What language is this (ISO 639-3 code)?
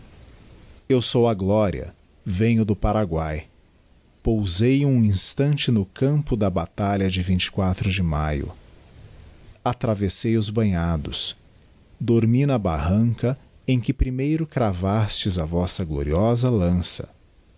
por